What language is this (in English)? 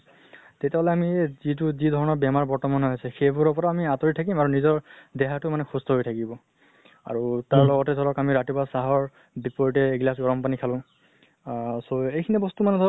Assamese